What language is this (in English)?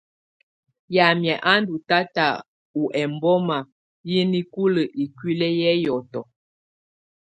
Tunen